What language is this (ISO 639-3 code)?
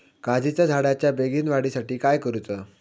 mar